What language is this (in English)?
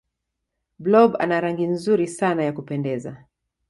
Swahili